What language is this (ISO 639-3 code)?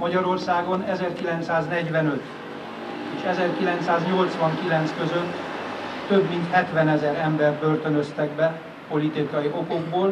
hun